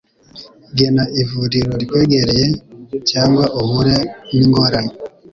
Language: Kinyarwanda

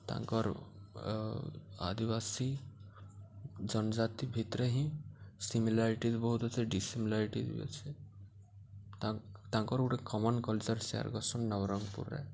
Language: Odia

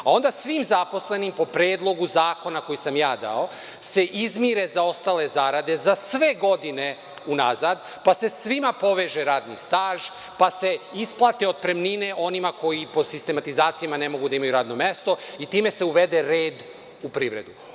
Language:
Serbian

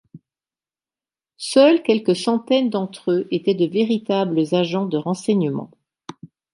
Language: French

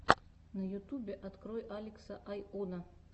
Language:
Russian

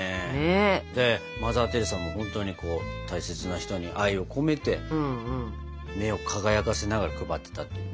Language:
Japanese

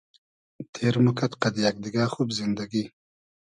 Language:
Hazaragi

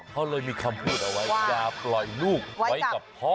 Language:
Thai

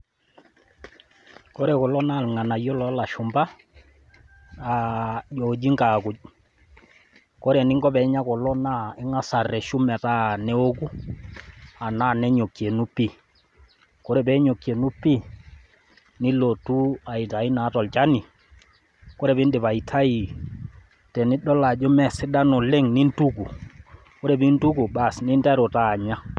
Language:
Masai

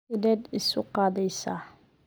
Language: Somali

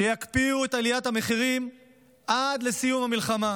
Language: Hebrew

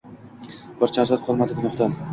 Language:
Uzbek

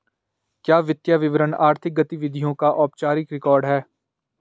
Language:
Hindi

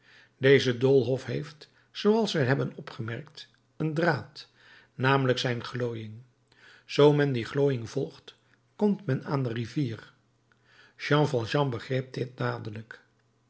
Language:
Dutch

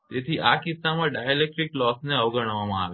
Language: Gujarati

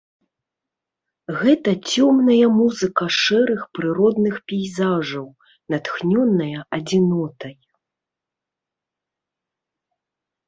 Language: Belarusian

